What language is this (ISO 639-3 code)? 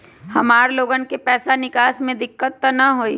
mag